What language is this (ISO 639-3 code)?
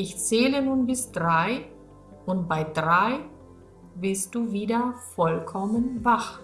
deu